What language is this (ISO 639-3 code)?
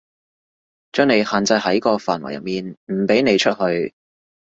yue